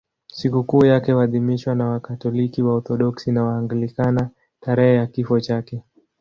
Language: Swahili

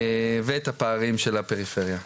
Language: Hebrew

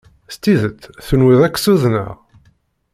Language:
Kabyle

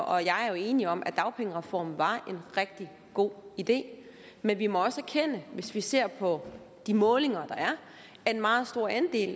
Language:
Danish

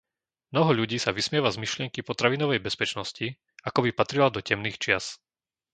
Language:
Slovak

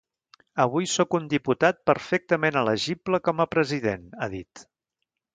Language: Catalan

